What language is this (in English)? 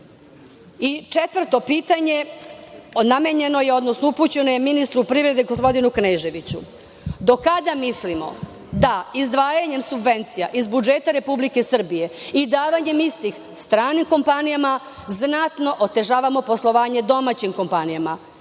Serbian